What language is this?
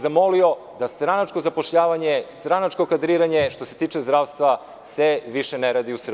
Serbian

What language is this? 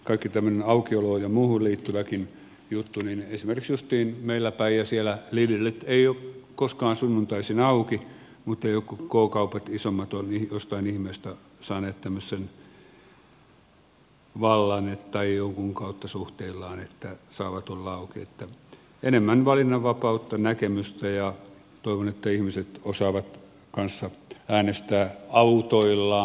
Finnish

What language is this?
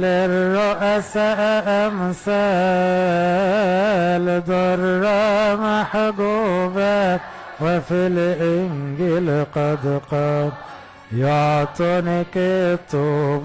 Arabic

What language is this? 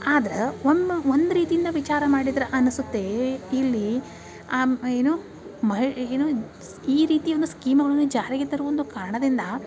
Kannada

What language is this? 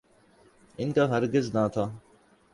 Urdu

